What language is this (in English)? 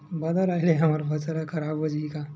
Chhattisgarhi